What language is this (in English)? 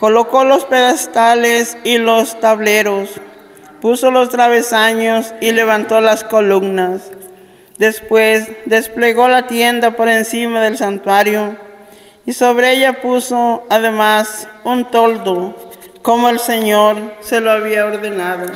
Spanish